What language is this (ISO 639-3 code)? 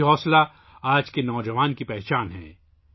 urd